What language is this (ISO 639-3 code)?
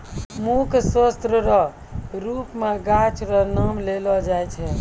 mai